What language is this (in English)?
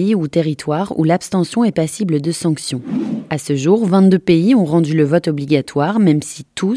French